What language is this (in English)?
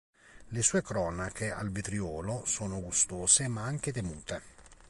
Italian